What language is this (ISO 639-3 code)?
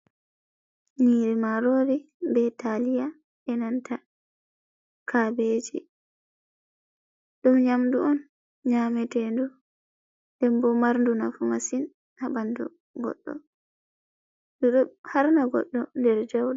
ful